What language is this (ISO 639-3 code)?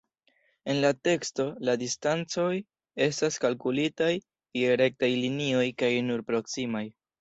epo